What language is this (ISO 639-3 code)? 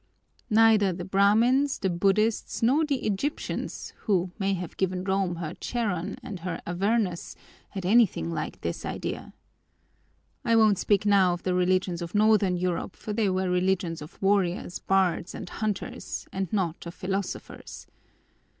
eng